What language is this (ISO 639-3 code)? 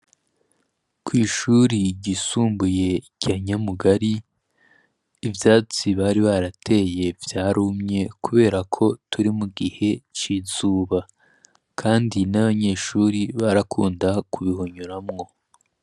run